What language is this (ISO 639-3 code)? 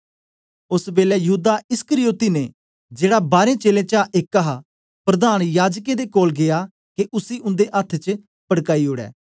doi